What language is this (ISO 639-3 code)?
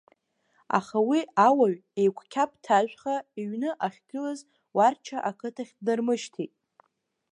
abk